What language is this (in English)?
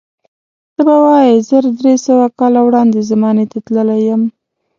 Pashto